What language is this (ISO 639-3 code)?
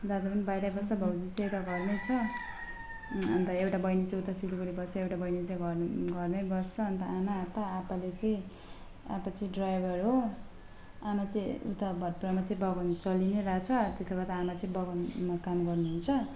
nep